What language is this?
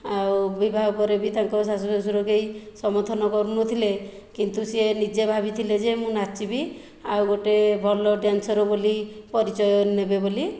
Odia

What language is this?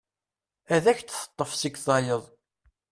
Kabyle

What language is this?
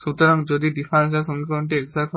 Bangla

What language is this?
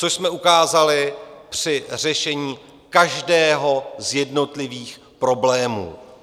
Czech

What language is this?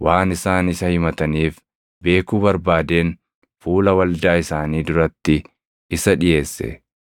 Oromo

